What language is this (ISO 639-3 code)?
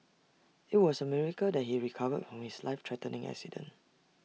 eng